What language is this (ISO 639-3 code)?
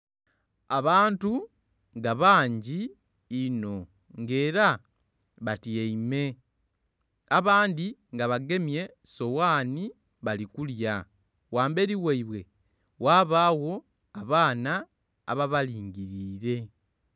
xog